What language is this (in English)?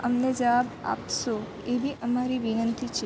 Gujarati